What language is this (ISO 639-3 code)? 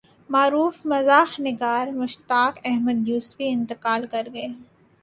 urd